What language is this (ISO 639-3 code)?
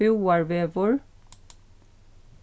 fao